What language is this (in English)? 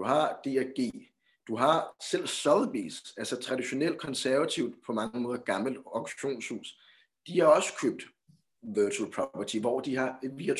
Danish